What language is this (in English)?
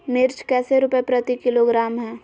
Magahi